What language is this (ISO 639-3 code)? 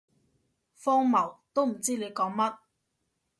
yue